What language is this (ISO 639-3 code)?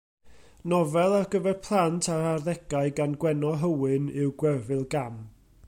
cym